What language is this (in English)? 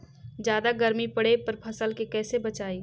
Magahi